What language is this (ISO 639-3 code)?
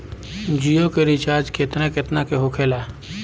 bho